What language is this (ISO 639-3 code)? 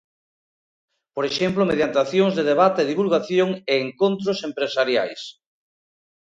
glg